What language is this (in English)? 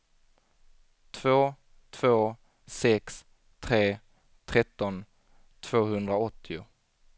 Swedish